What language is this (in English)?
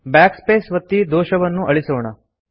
Kannada